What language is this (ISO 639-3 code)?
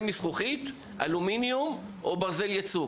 heb